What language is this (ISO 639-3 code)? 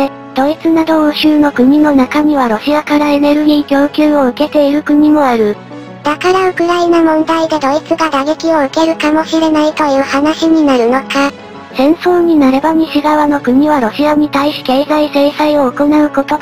jpn